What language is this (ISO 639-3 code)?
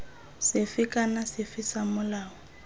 tsn